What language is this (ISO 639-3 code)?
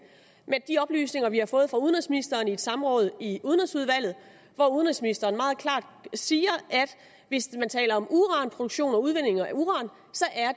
dan